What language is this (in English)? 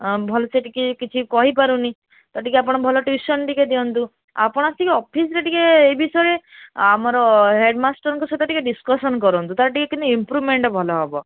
Odia